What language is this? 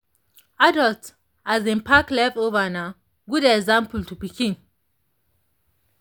Nigerian Pidgin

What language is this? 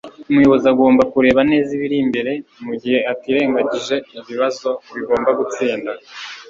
Kinyarwanda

